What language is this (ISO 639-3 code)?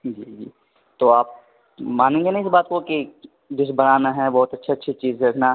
urd